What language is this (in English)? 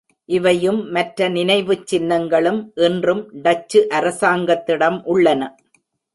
Tamil